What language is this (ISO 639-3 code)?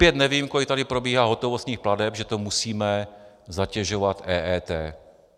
ces